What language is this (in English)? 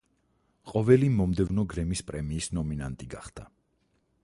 Georgian